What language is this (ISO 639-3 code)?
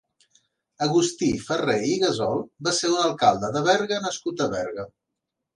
cat